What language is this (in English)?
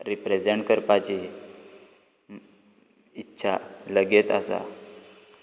Konkani